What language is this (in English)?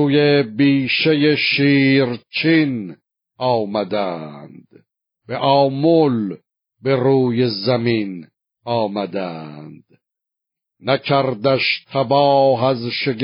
Persian